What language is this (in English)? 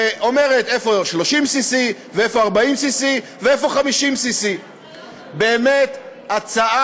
Hebrew